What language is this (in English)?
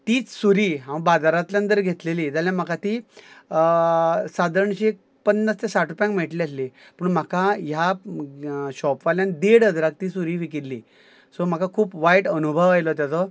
Konkani